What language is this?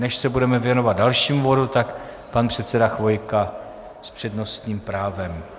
Czech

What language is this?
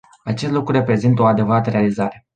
Romanian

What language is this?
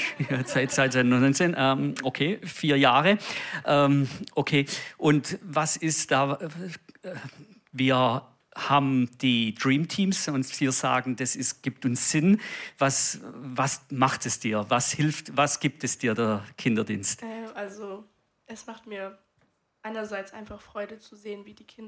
German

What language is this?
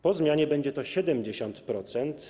Polish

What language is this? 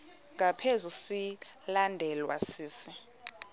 Xhosa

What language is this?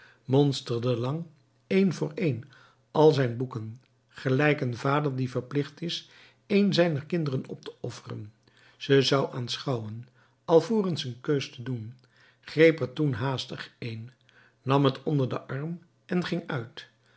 Dutch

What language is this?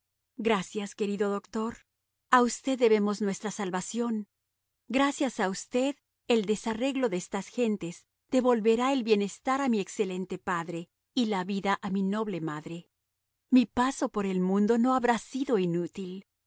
Spanish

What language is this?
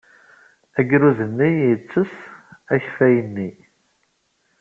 Kabyle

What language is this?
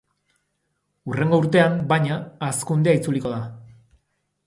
Basque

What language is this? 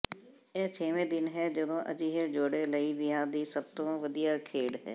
Punjabi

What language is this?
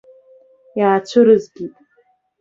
Abkhazian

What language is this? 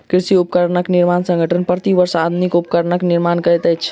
Maithili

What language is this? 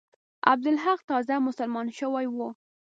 Pashto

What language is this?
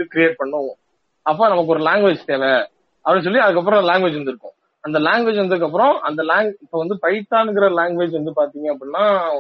Tamil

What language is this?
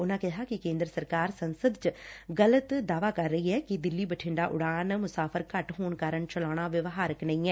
Punjabi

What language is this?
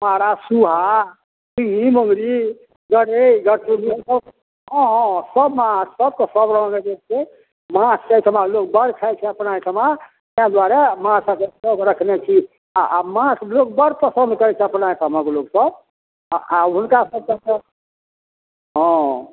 Maithili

